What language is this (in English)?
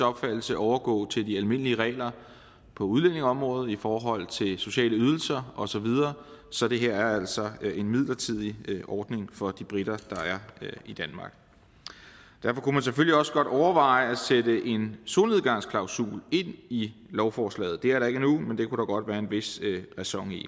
Danish